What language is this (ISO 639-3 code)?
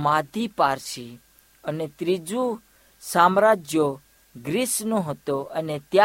hin